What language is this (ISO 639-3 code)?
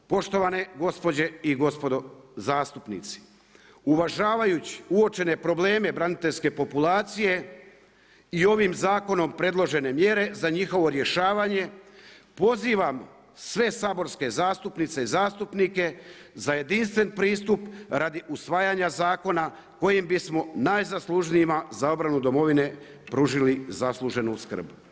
hrv